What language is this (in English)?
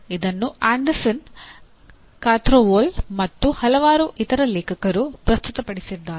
Kannada